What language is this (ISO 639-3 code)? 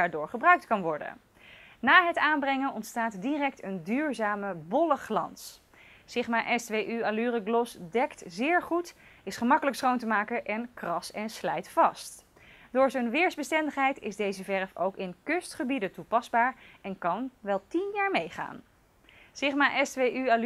nld